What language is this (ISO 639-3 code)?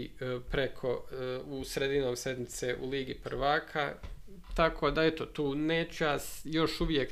hrv